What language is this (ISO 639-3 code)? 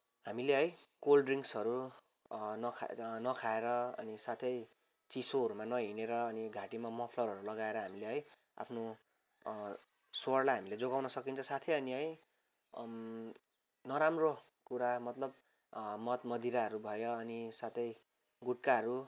nep